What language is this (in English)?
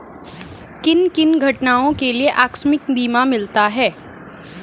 Hindi